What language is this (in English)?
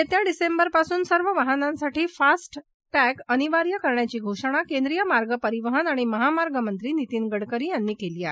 Marathi